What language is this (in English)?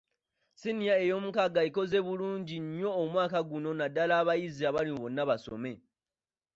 Ganda